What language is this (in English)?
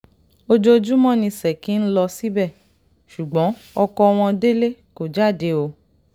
Yoruba